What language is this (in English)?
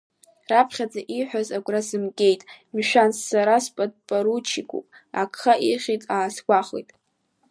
Abkhazian